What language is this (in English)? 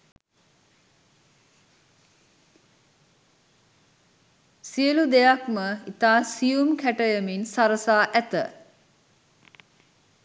Sinhala